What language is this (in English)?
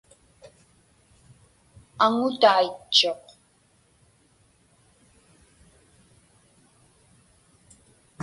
Inupiaq